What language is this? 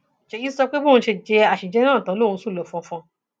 Yoruba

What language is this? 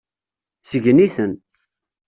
Kabyle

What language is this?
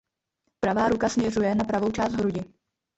Czech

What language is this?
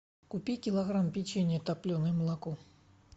Russian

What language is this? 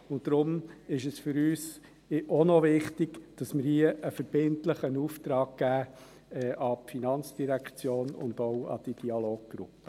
Swiss German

